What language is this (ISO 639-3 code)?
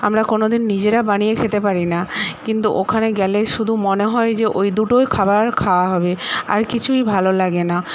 ben